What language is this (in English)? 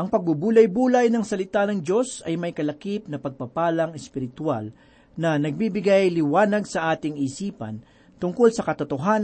Filipino